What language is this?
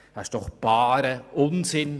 Swiss German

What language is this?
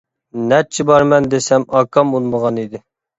Uyghur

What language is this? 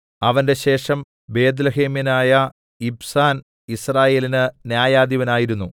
Malayalam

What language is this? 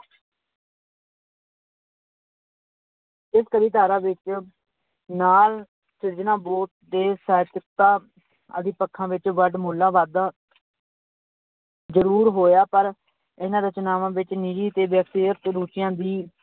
Punjabi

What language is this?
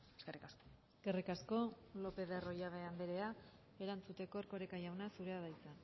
Basque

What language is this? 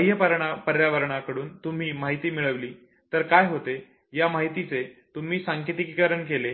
Marathi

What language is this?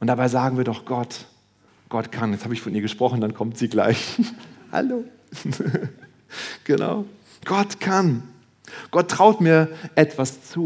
German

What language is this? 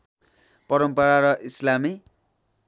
Nepali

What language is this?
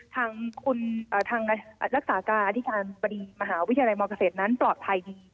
Thai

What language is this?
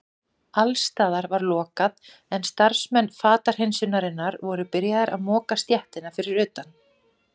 Icelandic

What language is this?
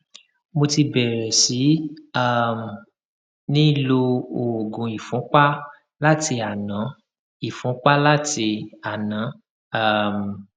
Yoruba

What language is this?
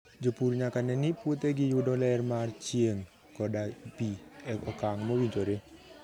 Luo (Kenya and Tanzania)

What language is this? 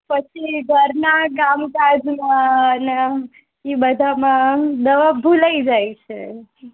Gujarati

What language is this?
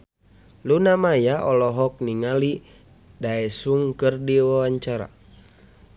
Sundanese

